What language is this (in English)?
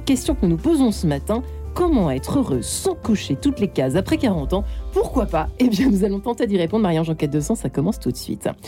French